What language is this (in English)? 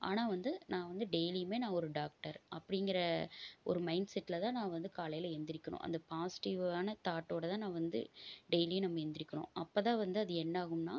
Tamil